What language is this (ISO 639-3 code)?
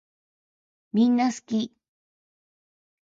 jpn